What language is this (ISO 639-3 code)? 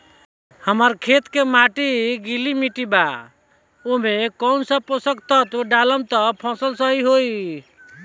bho